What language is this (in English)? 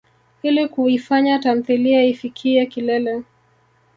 Swahili